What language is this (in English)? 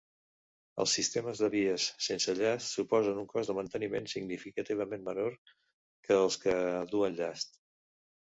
Catalan